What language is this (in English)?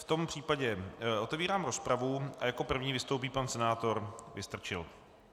Czech